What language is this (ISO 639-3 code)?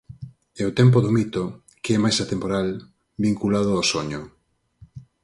glg